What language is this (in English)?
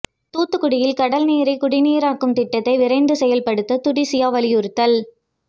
Tamil